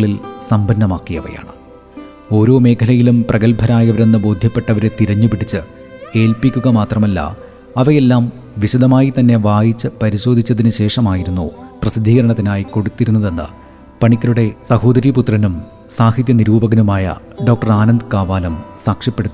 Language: Malayalam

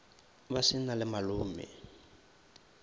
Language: Northern Sotho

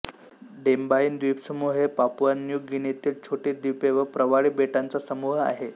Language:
Marathi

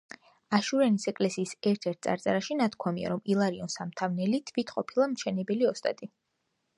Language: Georgian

